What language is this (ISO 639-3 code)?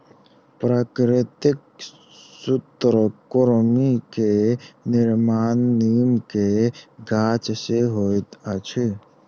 mai